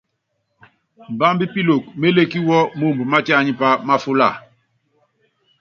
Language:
Yangben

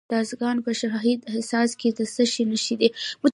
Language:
Pashto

